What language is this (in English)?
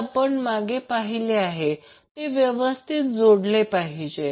Marathi